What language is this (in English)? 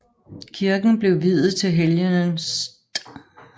Danish